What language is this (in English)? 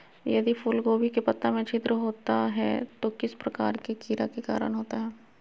Magahi